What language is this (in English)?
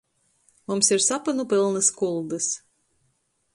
Latgalian